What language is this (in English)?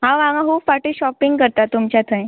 Konkani